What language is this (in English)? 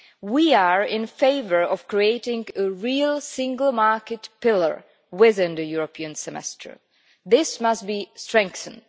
English